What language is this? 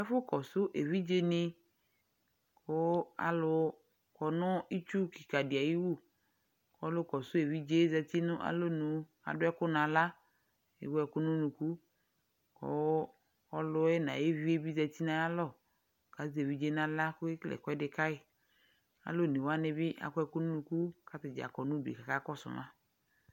Ikposo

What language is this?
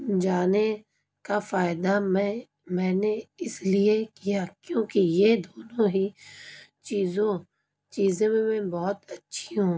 Urdu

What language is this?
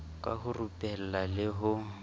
Southern Sotho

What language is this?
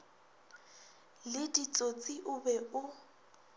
Northern Sotho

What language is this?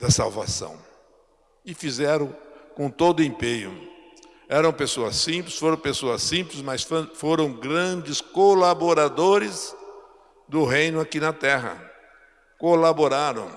Portuguese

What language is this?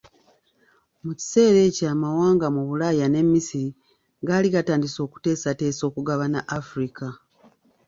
Ganda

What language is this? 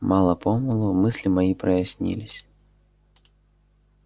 Russian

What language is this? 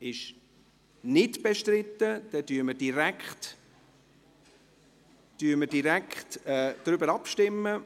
Swiss German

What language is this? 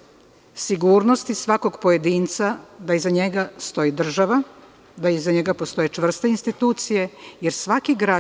Serbian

